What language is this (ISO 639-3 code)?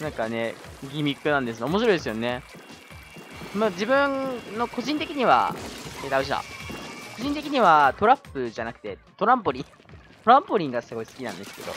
jpn